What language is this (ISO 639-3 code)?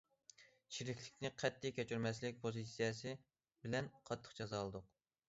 uig